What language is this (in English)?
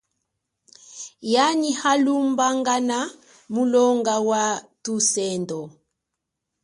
Chokwe